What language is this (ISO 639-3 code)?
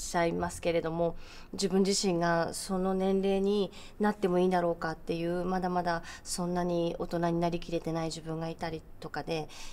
jpn